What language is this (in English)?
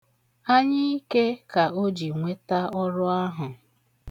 Igbo